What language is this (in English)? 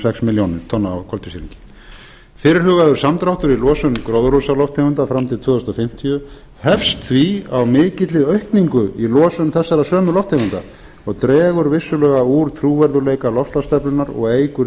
Icelandic